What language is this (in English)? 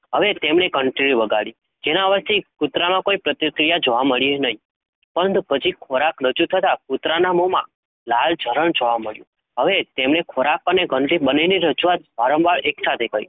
Gujarati